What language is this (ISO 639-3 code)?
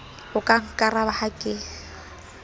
sot